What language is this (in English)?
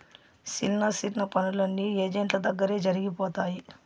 Telugu